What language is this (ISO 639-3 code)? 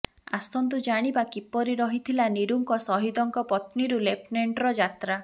ori